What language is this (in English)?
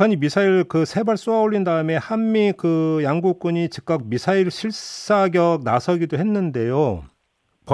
Korean